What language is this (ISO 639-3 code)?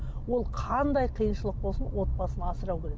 kaz